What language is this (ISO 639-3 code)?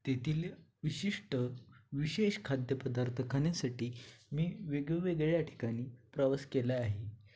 mar